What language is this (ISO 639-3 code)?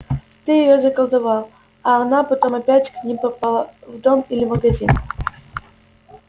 rus